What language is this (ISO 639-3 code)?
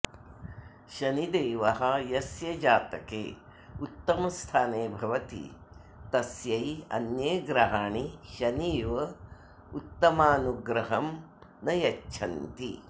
san